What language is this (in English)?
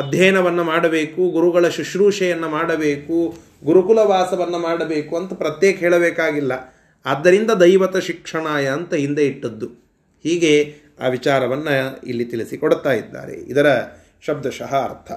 Kannada